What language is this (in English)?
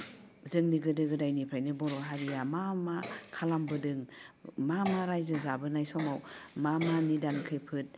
Bodo